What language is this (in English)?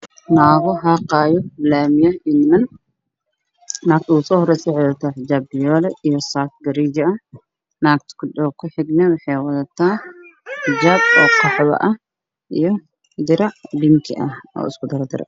Somali